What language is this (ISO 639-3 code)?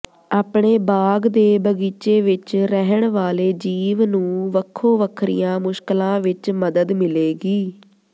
pan